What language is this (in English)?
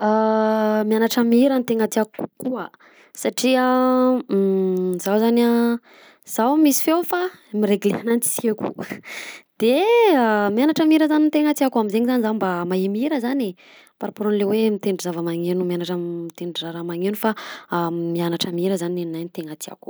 Southern Betsimisaraka Malagasy